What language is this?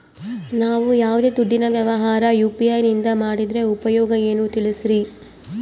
Kannada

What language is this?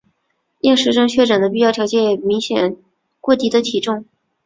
Chinese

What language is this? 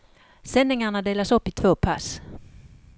Swedish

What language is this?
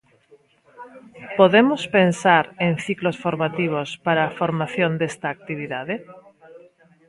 Galician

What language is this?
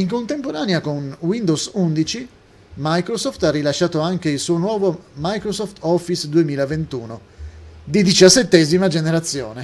Italian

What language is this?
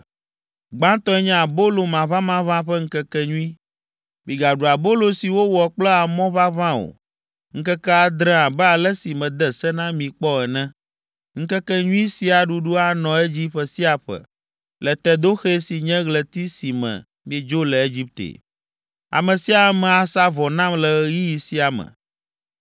Ewe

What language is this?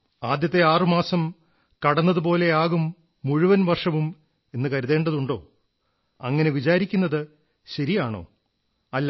Malayalam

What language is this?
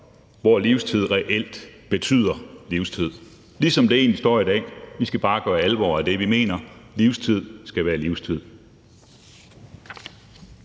Danish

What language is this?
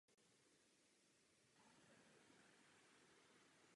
Czech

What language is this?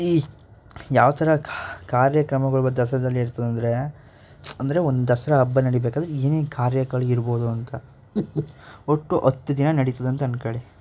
Kannada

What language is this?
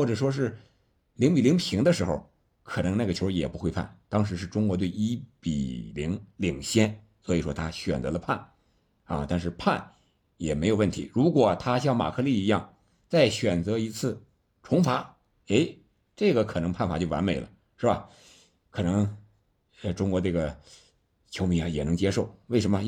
Chinese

